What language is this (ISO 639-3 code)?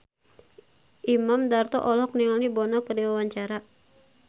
sun